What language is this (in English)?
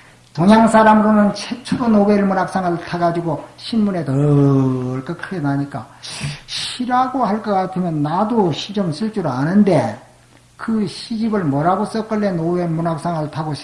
Korean